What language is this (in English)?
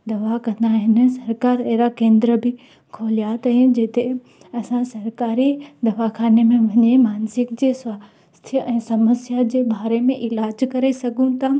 Sindhi